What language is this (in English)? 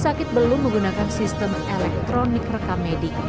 Indonesian